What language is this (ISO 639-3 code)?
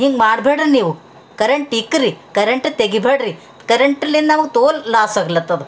kan